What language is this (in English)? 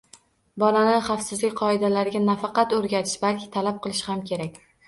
Uzbek